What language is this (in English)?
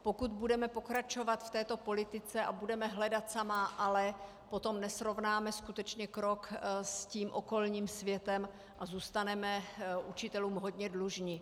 Czech